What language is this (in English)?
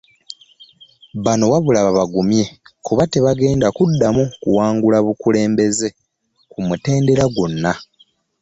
Ganda